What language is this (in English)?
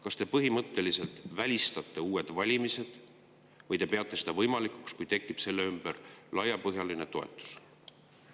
Estonian